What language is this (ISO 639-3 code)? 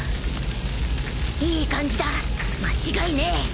jpn